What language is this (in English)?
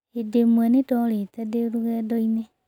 Kikuyu